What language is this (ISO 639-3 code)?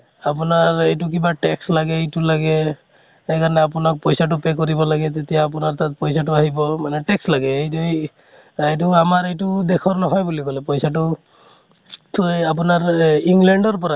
asm